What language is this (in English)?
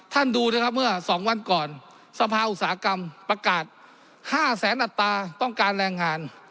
Thai